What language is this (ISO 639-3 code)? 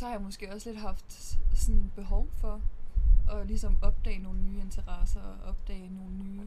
dan